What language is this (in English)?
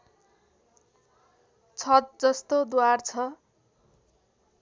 Nepali